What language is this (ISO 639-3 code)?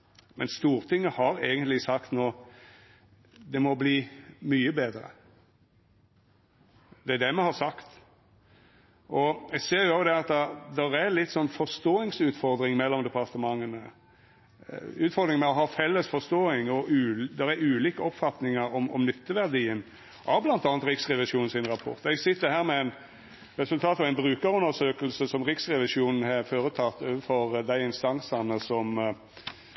nno